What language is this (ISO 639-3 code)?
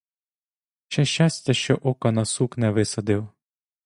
ukr